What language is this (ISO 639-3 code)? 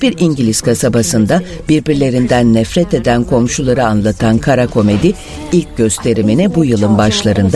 tur